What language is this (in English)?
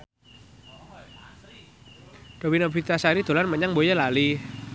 Javanese